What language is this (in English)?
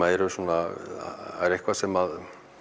Icelandic